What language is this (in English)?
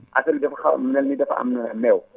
Wolof